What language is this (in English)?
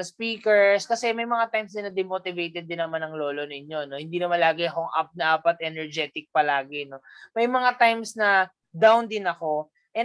Filipino